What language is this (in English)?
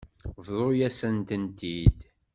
Kabyle